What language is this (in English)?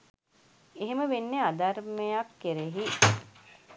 Sinhala